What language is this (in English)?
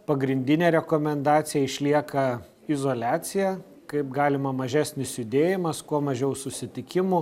Lithuanian